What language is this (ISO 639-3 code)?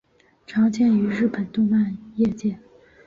zho